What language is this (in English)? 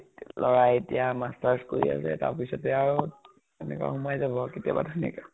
Assamese